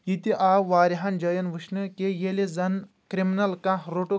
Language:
Kashmiri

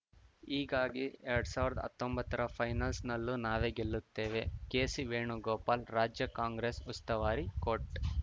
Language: Kannada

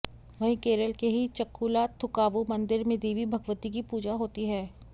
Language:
Hindi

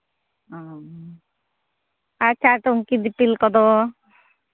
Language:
Santali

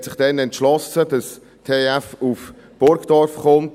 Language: Swiss German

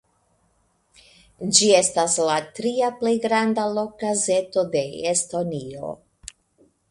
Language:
Esperanto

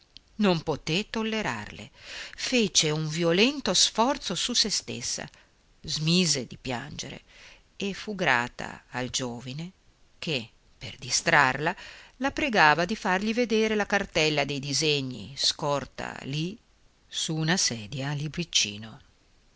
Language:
Italian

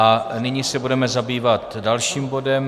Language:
Czech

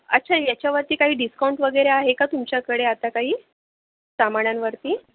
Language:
Marathi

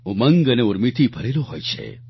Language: Gujarati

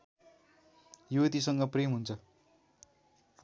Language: Nepali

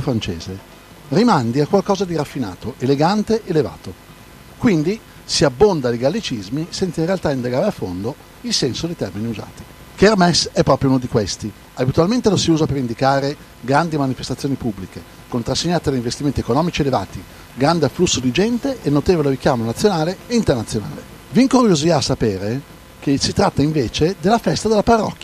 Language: Italian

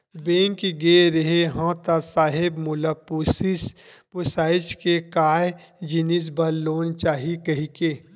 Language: Chhattisgarhi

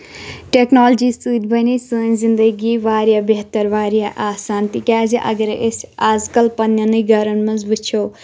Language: Kashmiri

